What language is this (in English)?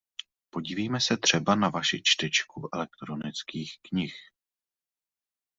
Czech